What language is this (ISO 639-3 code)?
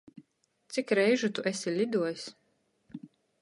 ltg